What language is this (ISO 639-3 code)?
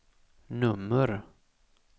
swe